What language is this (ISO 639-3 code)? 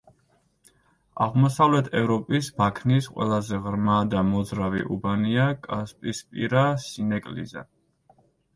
kat